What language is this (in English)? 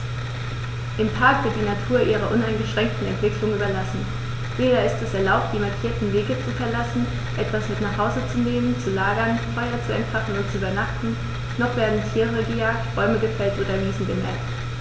German